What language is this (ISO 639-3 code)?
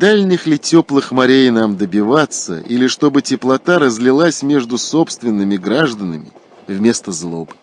rus